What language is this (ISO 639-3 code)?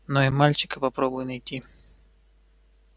rus